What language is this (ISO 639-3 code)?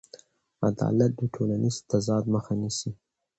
pus